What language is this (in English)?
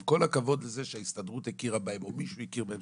Hebrew